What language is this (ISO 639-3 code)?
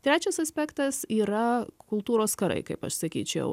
lit